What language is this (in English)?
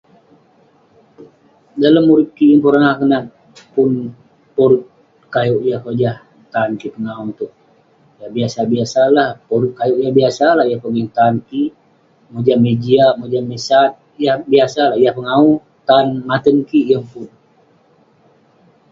Western Penan